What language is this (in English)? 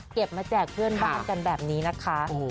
Thai